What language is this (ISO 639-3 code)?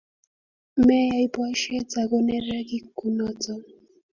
kln